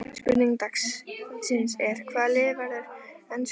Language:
Icelandic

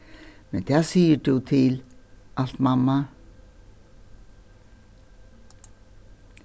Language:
Faroese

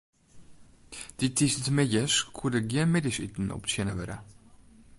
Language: Western Frisian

